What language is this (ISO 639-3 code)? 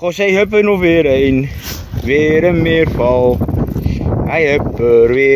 nld